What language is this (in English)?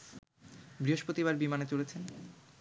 Bangla